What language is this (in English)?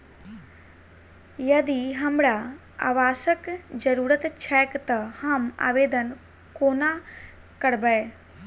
Maithili